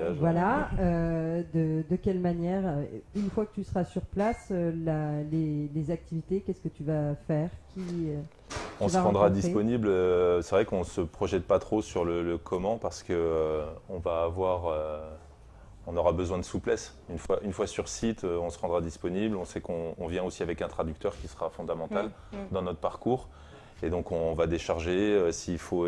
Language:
French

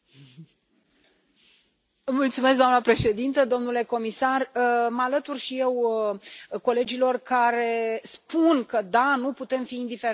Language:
Romanian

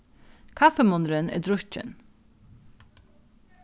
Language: Faroese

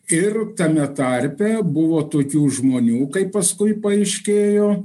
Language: Lithuanian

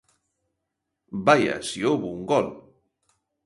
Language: Galician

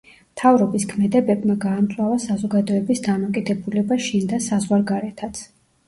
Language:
Georgian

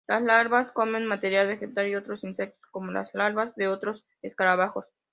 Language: Spanish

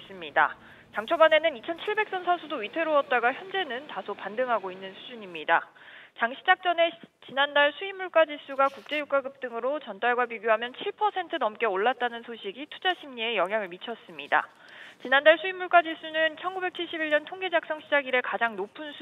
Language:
Korean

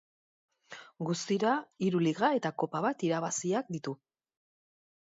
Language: Basque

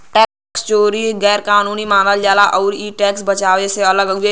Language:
Bhojpuri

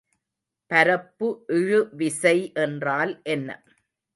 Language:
Tamil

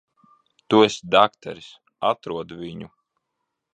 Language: Latvian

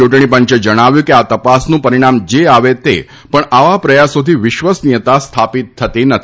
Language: Gujarati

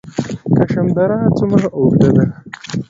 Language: Pashto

